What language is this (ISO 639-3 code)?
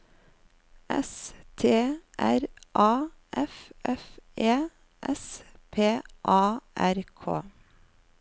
nor